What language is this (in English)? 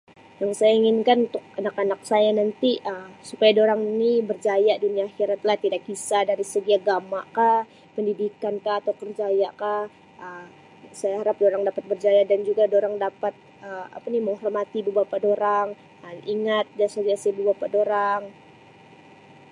Sabah Malay